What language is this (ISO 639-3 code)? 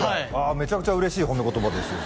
jpn